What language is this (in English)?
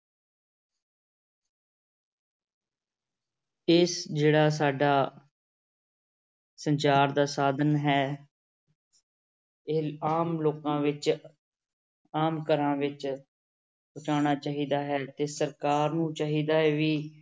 Punjabi